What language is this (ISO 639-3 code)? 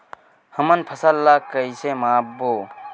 hne